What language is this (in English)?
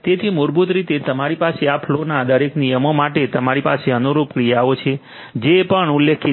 Gujarati